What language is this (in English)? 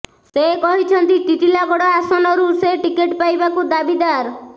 Odia